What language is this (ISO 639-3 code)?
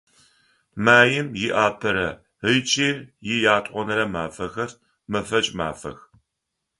ady